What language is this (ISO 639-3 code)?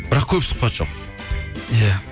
kaz